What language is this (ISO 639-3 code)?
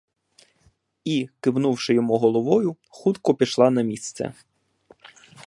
ukr